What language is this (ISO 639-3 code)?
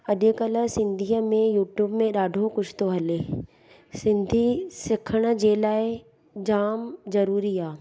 snd